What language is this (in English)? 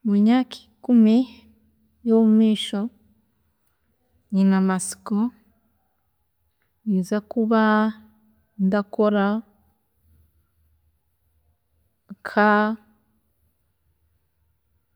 Chiga